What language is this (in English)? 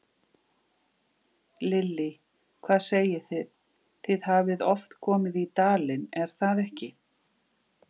Icelandic